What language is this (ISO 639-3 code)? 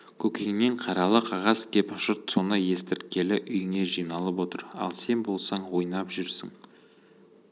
kaz